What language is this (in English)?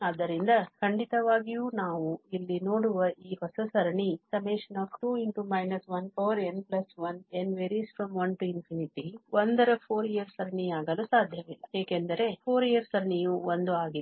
Kannada